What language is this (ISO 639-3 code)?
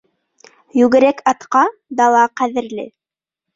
bak